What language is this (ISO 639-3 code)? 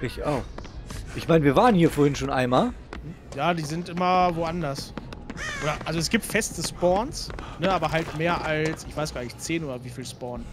deu